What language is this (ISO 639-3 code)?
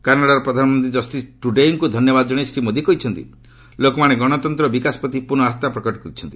ori